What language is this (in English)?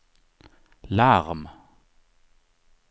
Swedish